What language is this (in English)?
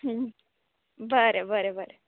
Konkani